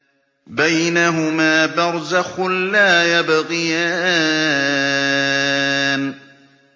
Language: Arabic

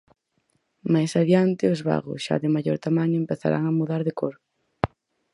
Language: Galician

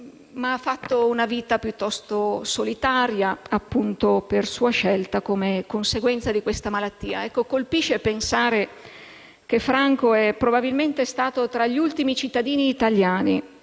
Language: Italian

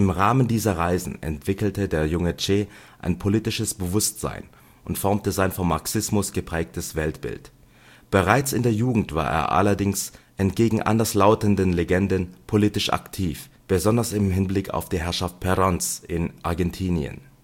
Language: German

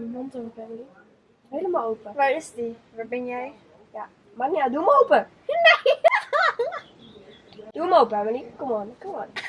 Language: Dutch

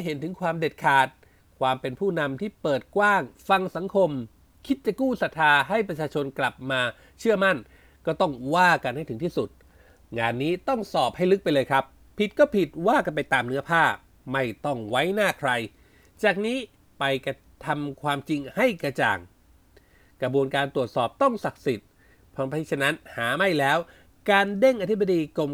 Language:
Thai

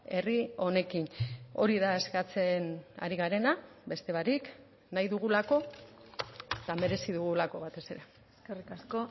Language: Basque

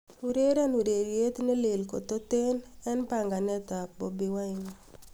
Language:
Kalenjin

